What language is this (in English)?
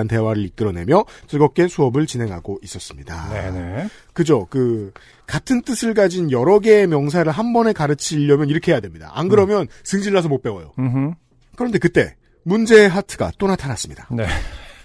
Korean